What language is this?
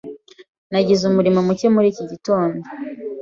Kinyarwanda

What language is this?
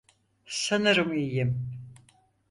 Turkish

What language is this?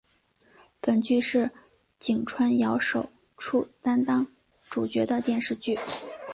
Chinese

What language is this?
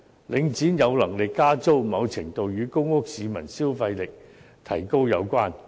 Cantonese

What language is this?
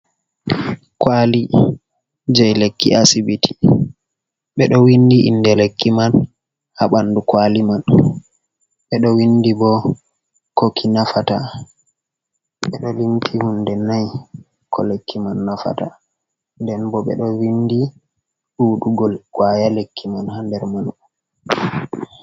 Fula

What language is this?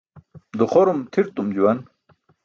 Burushaski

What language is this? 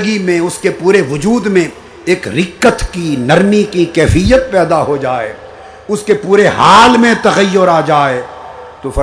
Urdu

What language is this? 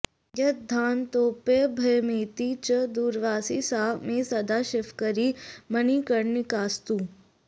Sanskrit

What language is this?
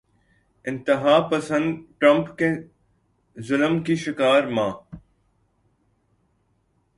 Urdu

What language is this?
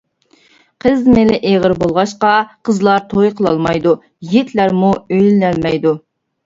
Uyghur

